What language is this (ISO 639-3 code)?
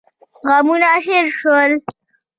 pus